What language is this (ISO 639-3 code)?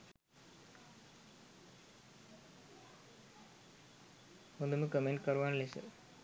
sin